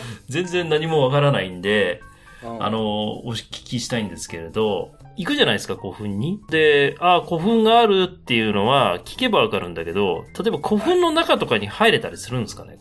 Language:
Japanese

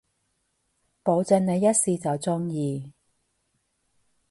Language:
Cantonese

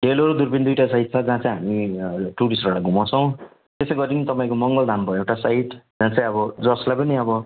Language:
Nepali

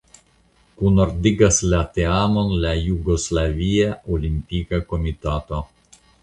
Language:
Esperanto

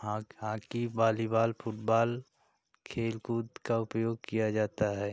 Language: Hindi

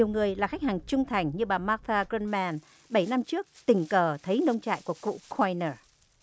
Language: Vietnamese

